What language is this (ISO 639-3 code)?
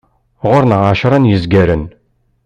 kab